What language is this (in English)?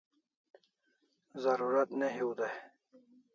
Kalasha